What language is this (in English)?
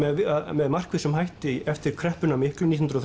Icelandic